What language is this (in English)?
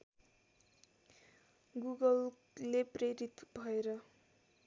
Nepali